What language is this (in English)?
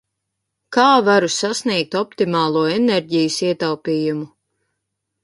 Latvian